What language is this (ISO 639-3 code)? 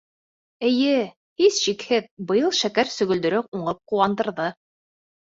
bak